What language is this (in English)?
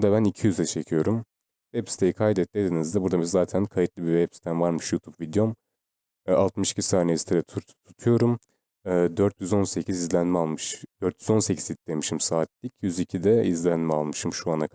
Turkish